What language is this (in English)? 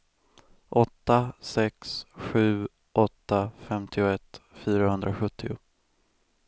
Swedish